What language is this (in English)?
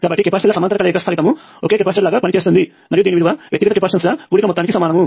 Telugu